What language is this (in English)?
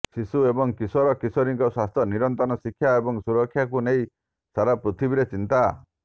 Odia